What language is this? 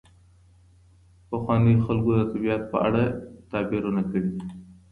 Pashto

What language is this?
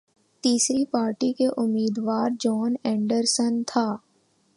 Urdu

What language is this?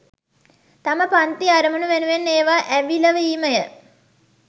Sinhala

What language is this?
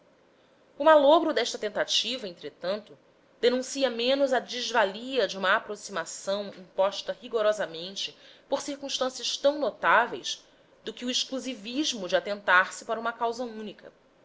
Portuguese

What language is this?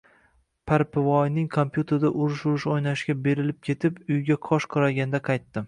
Uzbek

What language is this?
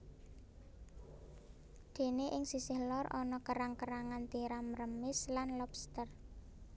Javanese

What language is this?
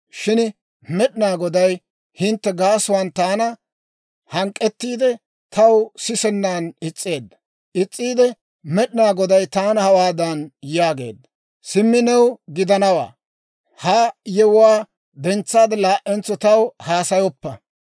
Dawro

